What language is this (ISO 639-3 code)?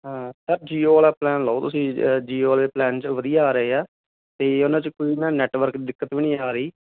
pan